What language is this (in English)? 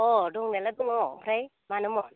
Bodo